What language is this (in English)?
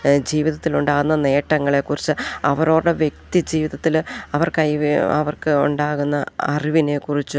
Malayalam